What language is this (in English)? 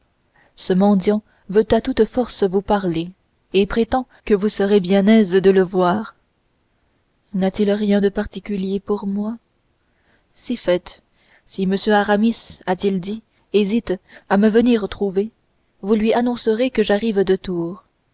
French